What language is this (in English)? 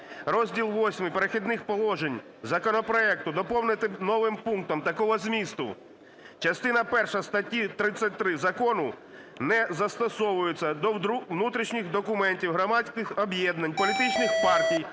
Ukrainian